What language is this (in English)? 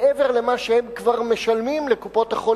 Hebrew